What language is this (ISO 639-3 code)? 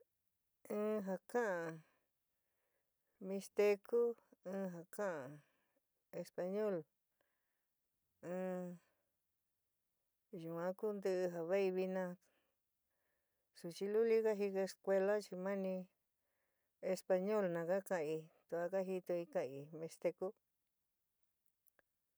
mig